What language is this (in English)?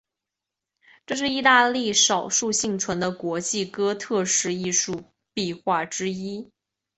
Chinese